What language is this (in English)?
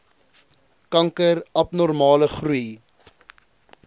Afrikaans